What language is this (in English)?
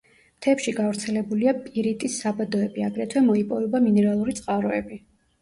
Georgian